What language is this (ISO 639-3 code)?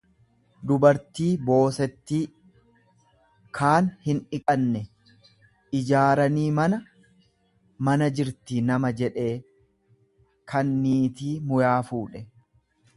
orm